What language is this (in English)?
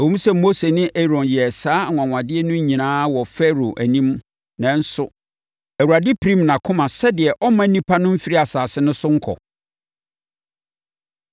Akan